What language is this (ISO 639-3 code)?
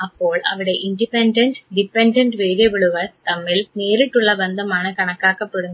mal